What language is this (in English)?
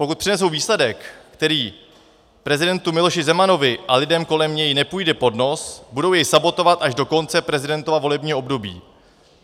Czech